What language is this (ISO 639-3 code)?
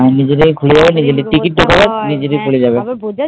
ben